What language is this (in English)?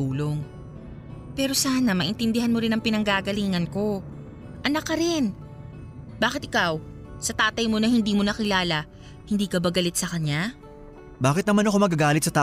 Filipino